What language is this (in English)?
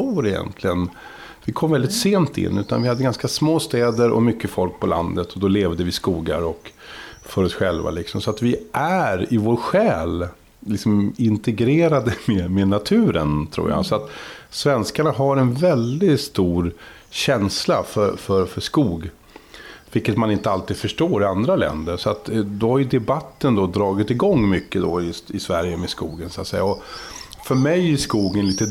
Swedish